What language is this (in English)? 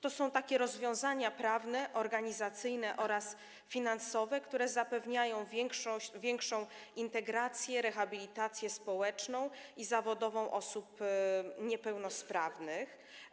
Polish